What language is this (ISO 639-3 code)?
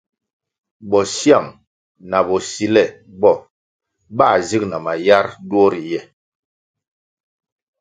nmg